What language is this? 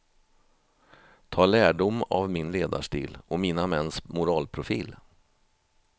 Swedish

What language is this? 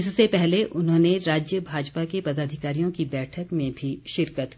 Hindi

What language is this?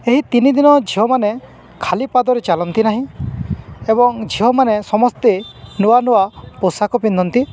Odia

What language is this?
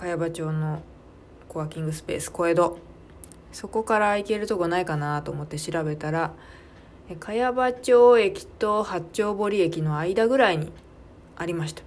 Japanese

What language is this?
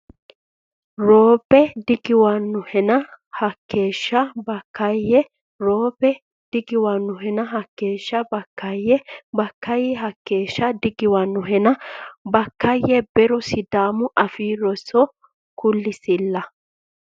Sidamo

